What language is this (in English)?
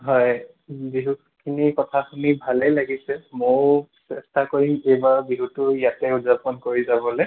Assamese